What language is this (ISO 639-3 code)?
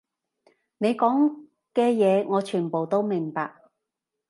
yue